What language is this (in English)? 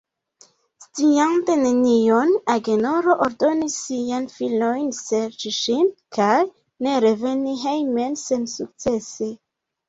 Esperanto